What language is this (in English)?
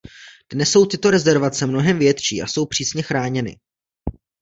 Czech